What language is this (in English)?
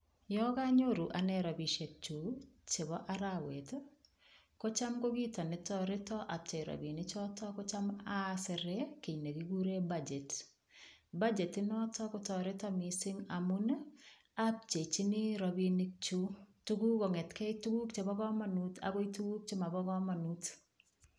Kalenjin